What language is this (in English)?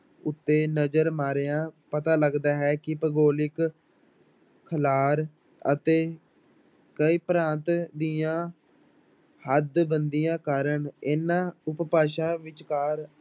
Punjabi